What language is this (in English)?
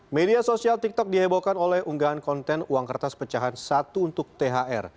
Indonesian